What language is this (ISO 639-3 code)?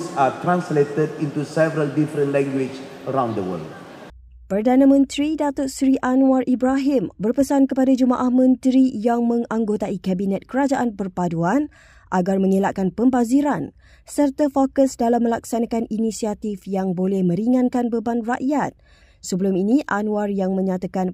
msa